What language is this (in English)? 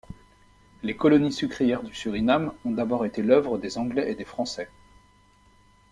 French